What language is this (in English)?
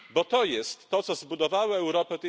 Polish